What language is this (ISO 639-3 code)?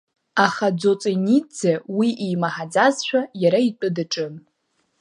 abk